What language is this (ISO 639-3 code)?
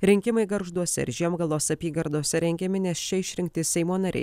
lit